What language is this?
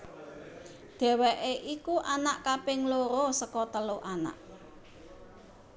Javanese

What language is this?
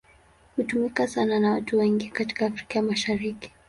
Swahili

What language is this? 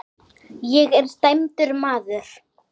Icelandic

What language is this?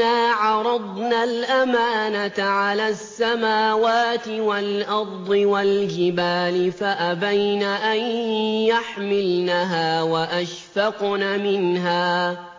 Arabic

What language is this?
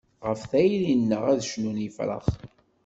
Kabyle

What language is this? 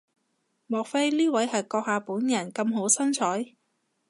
Cantonese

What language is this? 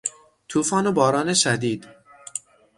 Persian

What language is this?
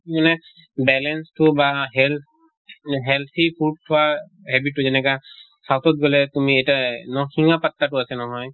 Assamese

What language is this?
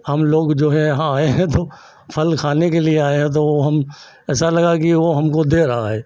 Hindi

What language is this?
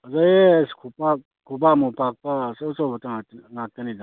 Manipuri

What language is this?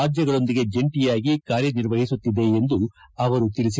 Kannada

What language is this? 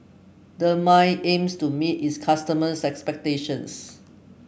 English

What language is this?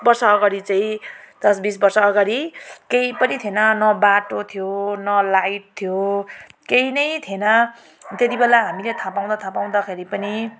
Nepali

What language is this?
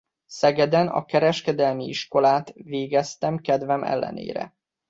Hungarian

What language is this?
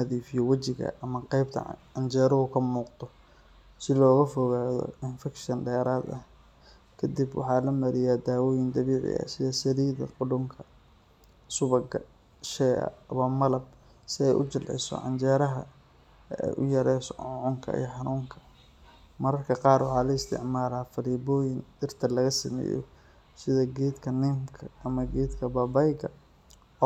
Somali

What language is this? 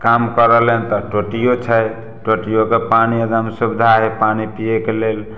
Maithili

